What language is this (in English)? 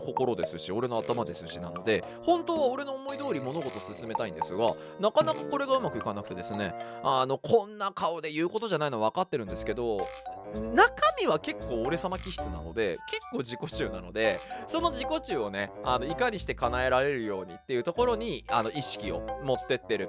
Japanese